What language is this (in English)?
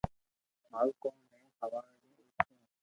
Loarki